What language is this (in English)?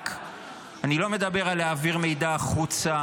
Hebrew